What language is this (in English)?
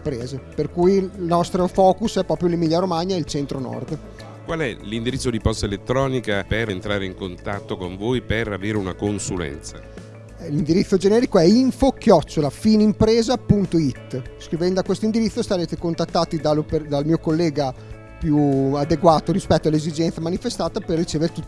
Italian